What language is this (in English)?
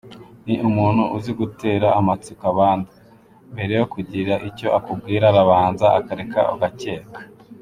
Kinyarwanda